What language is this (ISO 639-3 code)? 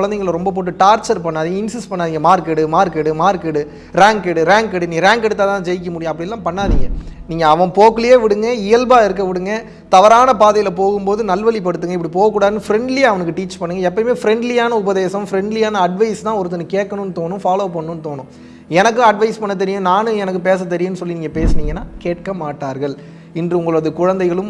ind